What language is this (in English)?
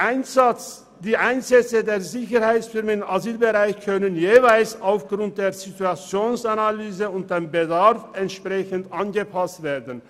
Swiss German